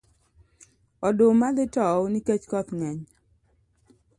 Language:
Luo (Kenya and Tanzania)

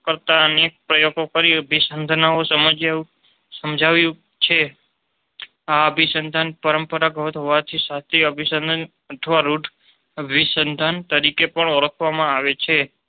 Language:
Gujarati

